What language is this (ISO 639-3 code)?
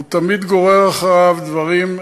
heb